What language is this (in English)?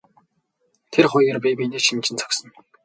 Mongolian